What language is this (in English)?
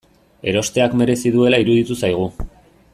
Basque